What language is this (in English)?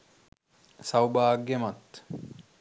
Sinhala